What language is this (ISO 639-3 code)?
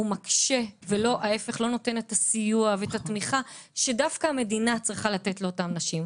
heb